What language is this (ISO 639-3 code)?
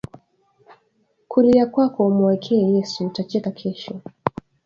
swa